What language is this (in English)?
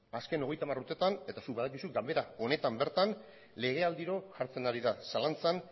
Basque